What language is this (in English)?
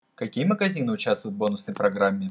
Russian